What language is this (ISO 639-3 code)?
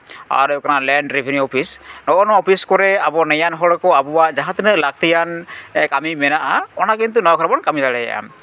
sat